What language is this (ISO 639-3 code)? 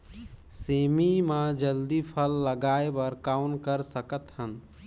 hne